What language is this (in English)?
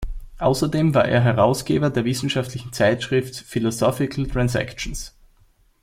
German